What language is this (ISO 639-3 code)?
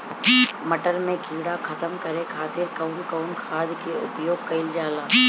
bho